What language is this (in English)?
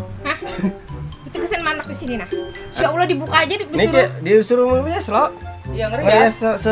Indonesian